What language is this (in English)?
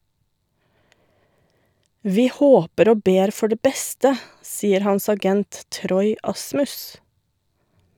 Norwegian